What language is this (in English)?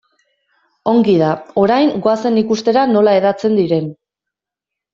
Basque